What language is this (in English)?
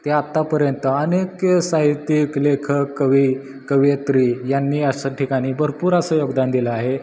Marathi